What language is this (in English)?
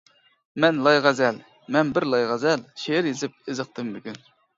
Uyghur